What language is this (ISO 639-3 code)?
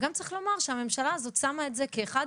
heb